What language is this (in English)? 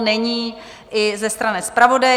Czech